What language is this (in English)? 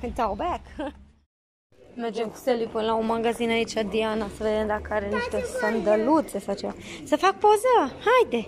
Romanian